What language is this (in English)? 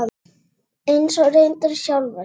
Icelandic